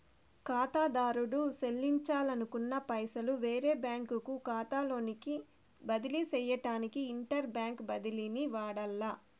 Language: Telugu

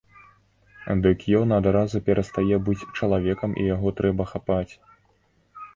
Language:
Belarusian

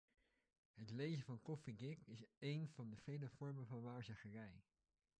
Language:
Dutch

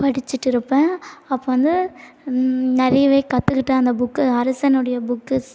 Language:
Tamil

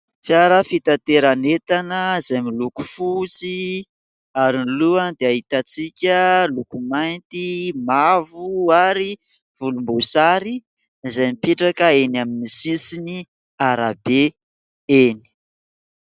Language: Malagasy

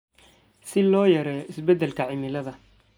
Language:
Somali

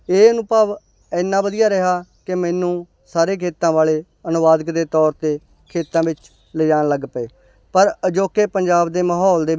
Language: Punjabi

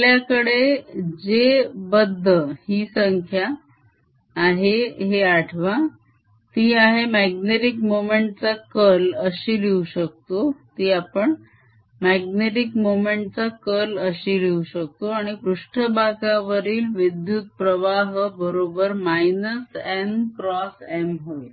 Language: Marathi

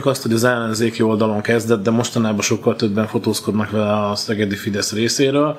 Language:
Hungarian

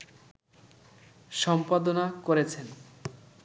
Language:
Bangla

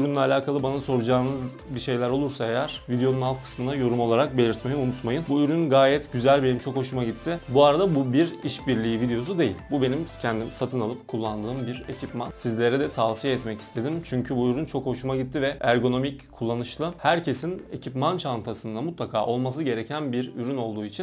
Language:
Turkish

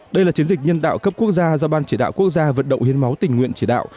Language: Vietnamese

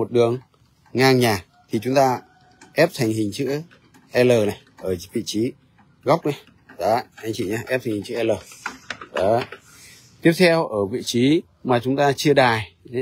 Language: Vietnamese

